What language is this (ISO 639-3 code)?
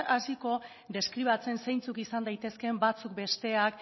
eus